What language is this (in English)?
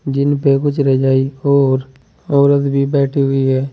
Hindi